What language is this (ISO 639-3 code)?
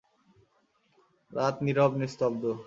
ben